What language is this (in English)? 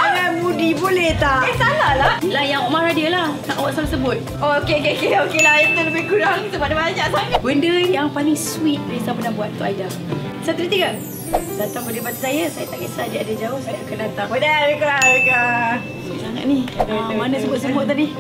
Malay